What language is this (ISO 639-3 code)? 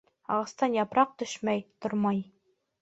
bak